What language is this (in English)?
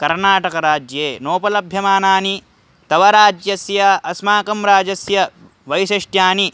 Sanskrit